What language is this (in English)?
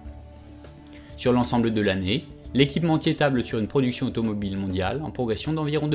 French